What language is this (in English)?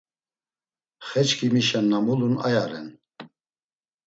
Laz